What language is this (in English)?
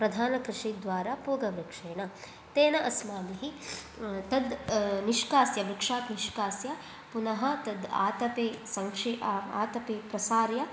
Sanskrit